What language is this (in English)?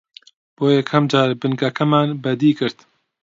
Central Kurdish